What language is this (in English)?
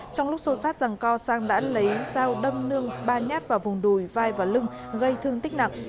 Vietnamese